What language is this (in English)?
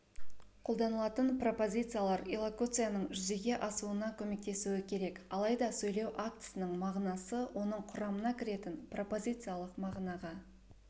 Kazakh